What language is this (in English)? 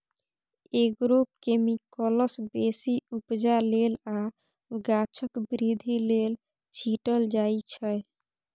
Maithili